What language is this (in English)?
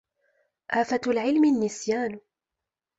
Arabic